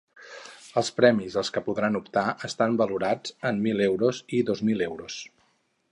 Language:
Catalan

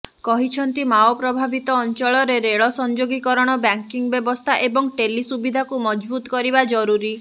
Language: Odia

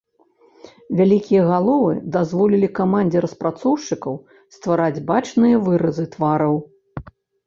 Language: Belarusian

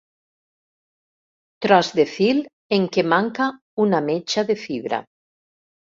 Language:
Catalan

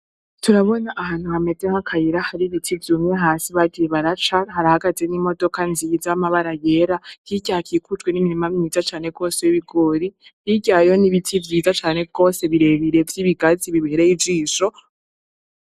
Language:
Rundi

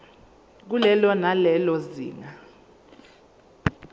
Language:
Zulu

